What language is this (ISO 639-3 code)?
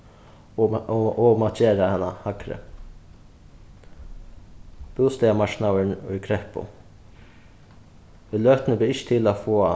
fao